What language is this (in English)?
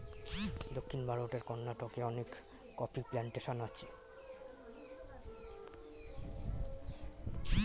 Bangla